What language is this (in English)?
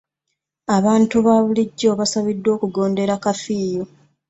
Ganda